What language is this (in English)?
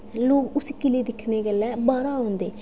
Dogri